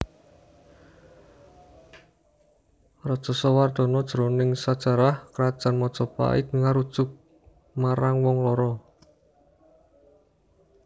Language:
Javanese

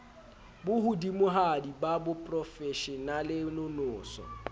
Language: Southern Sotho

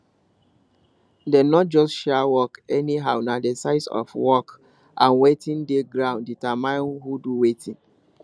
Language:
Nigerian Pidgin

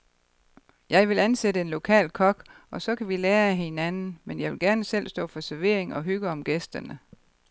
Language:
Danish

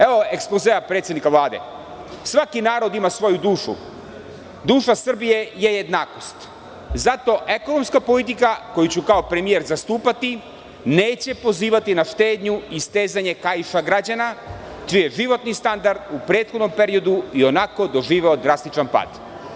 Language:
Serbian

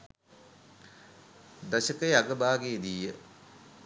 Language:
Sinhala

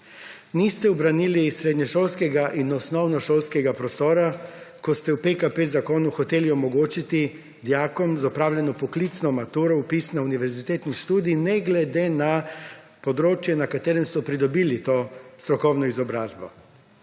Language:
Slovenian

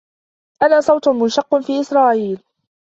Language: Arabic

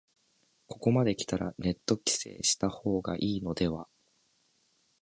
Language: Japanese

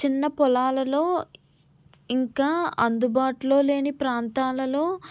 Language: Telugu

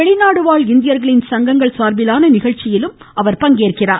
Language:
Tamil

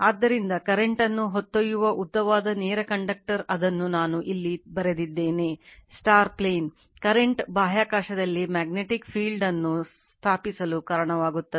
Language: Kannada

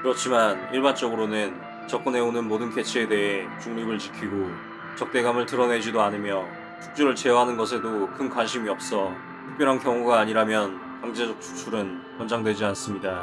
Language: Korean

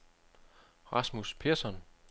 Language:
Danish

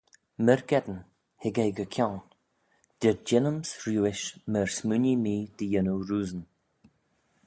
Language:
Manx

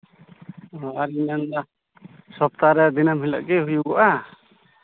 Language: Santali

